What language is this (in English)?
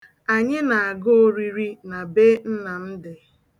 Igbo